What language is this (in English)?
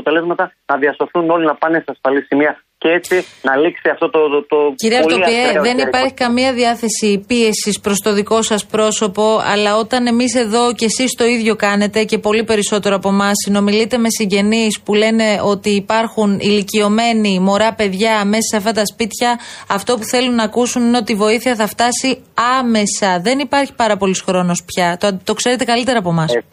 Greek